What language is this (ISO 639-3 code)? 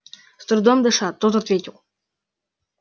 rus